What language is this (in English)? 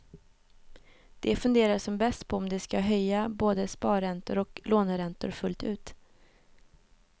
Swedish